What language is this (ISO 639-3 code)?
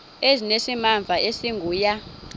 xho